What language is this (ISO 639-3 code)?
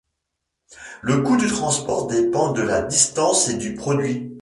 fra